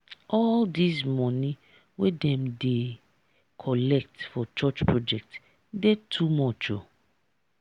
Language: Nigerian Pidgin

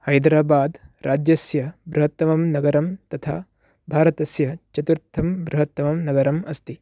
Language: Sanskrit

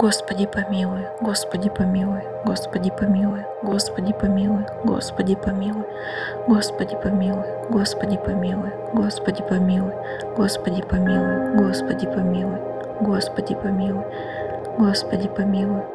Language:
Russian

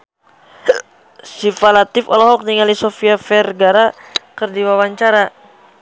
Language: Sundanese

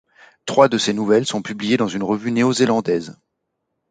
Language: French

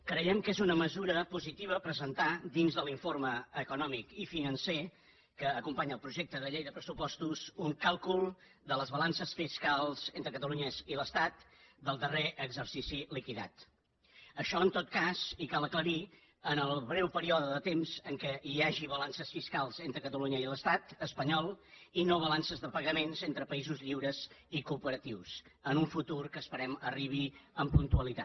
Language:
Catalan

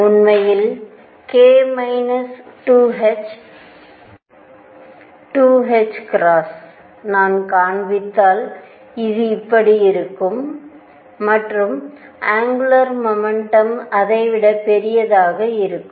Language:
Tamil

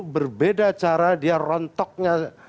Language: Indonesian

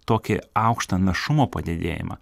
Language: Lithuanian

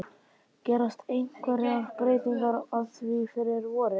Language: Icelandic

